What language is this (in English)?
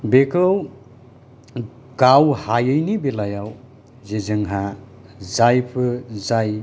Bodo